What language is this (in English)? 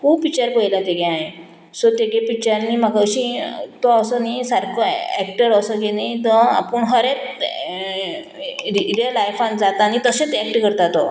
Konkani